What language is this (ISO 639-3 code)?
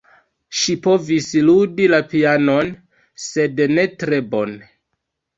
epo